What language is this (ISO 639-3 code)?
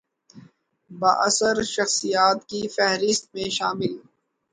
urd